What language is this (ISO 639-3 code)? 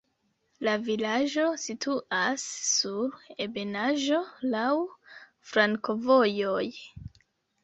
epo